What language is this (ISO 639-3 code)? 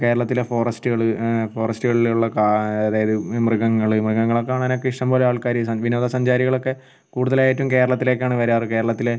mal